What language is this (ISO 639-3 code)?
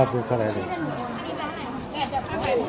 tha